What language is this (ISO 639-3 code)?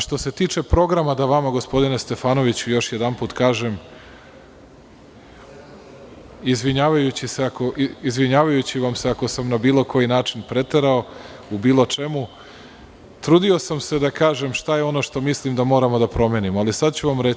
srp